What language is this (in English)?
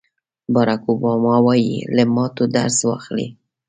Pashto